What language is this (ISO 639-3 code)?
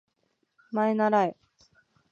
jpn